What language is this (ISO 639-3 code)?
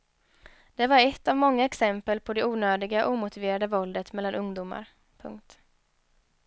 swe